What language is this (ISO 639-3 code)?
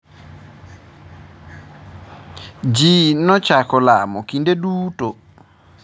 luo